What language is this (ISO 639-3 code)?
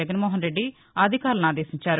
tel